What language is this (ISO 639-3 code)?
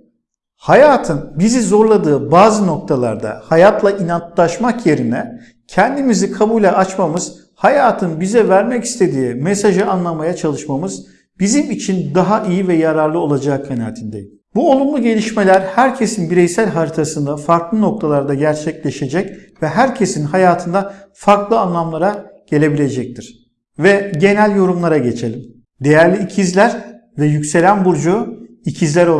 tur